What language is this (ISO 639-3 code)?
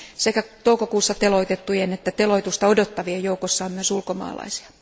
fin